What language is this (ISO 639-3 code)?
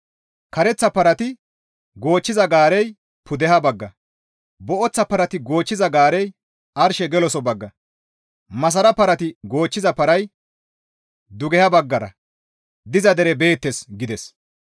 gmv